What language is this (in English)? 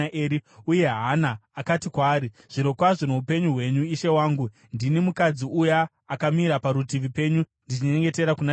Shona